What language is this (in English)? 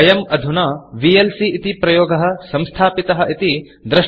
Sanskrit